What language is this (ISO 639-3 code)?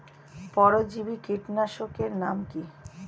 ben